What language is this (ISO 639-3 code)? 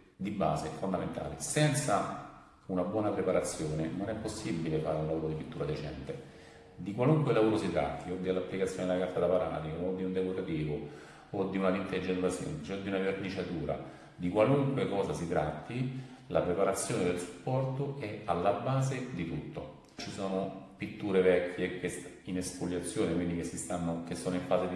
ita